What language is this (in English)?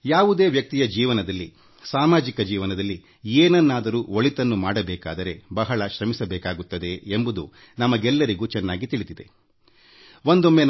Kannada